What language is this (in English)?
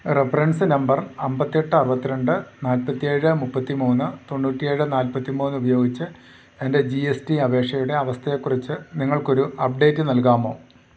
Malayalam